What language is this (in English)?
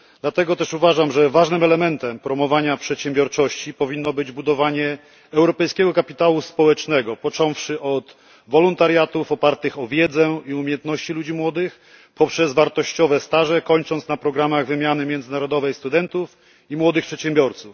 Polish